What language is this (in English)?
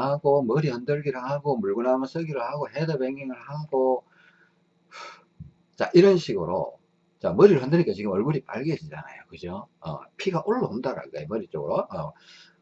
Korean